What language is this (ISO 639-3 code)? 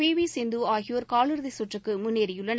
tam